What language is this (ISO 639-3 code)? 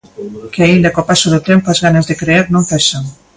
glg